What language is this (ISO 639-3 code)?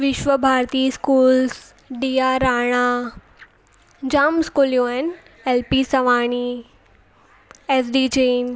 snd